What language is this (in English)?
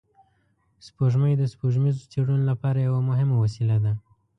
Pashto